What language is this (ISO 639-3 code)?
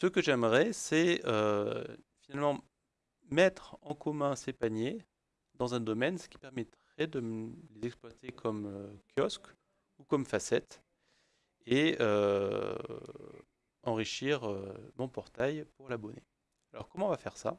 fra